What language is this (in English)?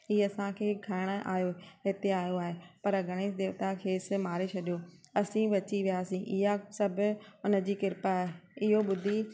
Sindhi